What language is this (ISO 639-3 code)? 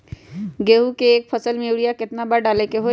mag